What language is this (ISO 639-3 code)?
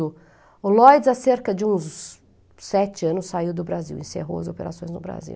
por